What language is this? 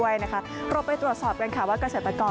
Thai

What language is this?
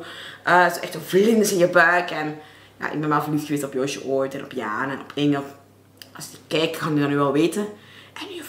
Dutch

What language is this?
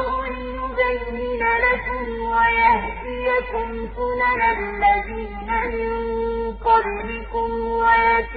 Arabic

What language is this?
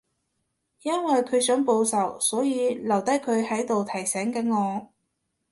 Cantonese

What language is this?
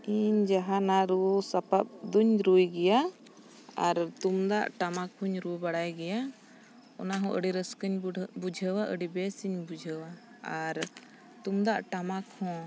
Santali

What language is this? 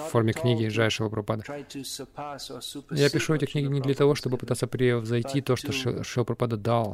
Russian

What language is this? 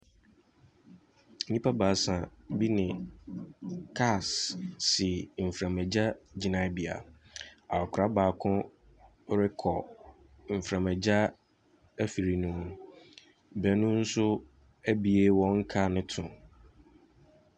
Akan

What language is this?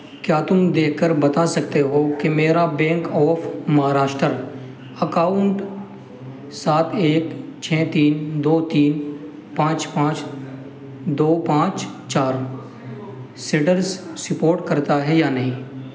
Urdu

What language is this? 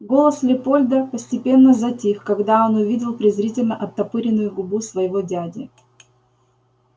Russian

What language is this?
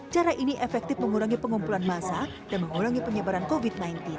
Indonesian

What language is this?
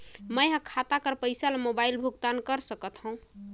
Chhattisgarhi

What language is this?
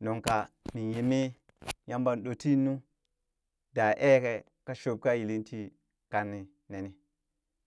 Burak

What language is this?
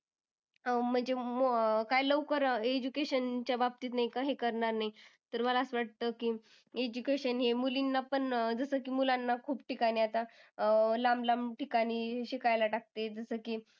Marathi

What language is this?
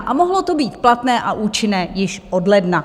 Czech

